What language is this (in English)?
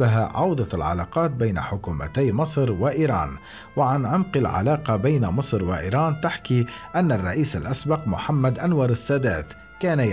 Arabic